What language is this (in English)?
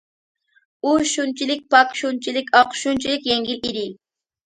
Uyghur